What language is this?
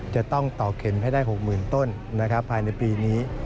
Thai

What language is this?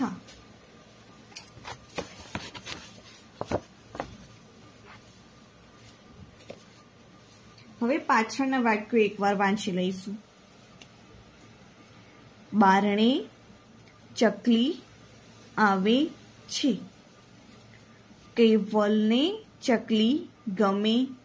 Gujarati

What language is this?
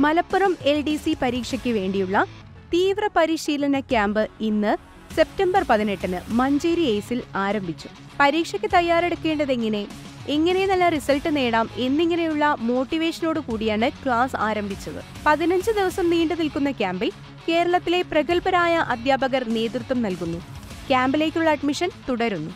Malayalam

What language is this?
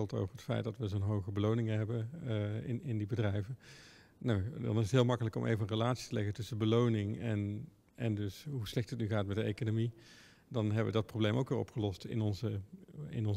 Dutch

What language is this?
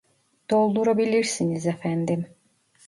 Turkish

